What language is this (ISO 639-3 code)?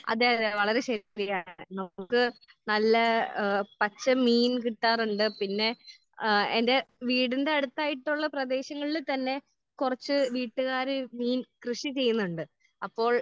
mal